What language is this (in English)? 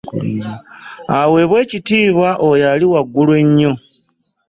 Ganda